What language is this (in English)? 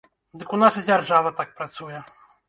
Belarusian